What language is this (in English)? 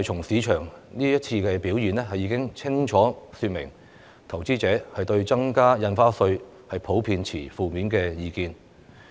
Cantonese